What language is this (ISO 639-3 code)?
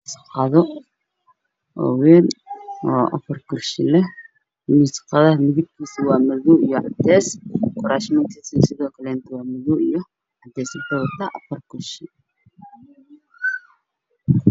som